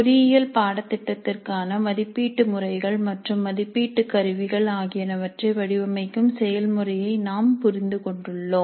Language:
Tamil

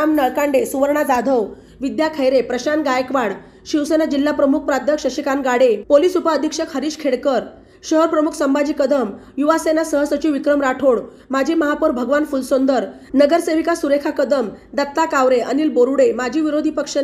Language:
Marathi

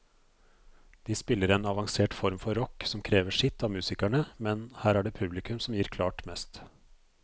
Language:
Norwegian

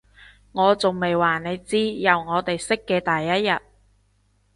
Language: Cantonese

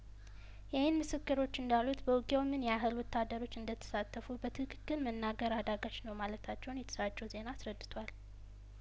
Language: Amharic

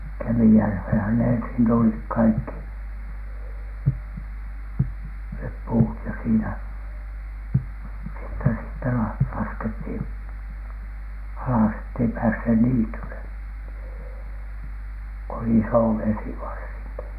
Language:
Finnish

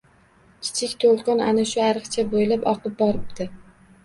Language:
Uzbek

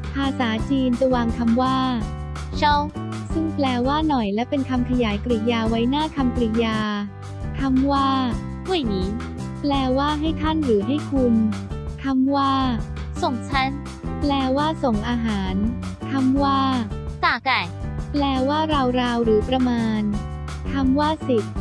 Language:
Thai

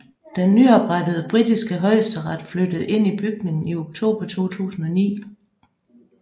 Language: Danish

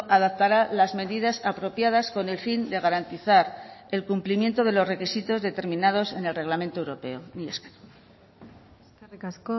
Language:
Spanish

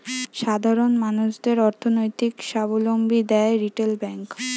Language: Bangla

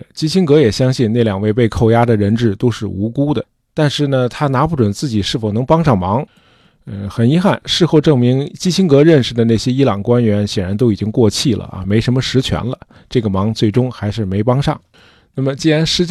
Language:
Chinese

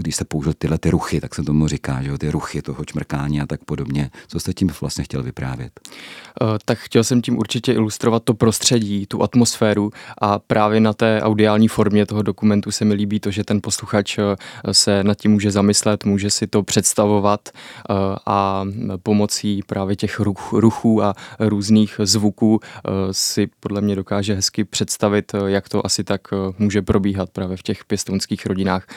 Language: Czech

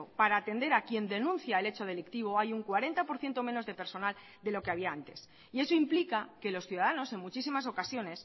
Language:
Spanish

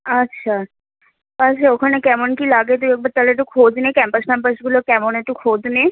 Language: Bangla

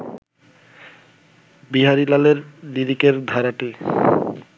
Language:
Bangla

